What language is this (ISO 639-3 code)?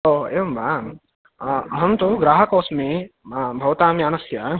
san